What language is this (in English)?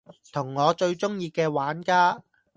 Cantonese